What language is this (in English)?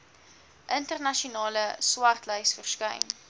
Afrikaans